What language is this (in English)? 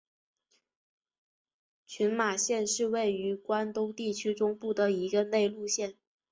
Chinese